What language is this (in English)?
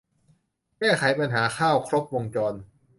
Thai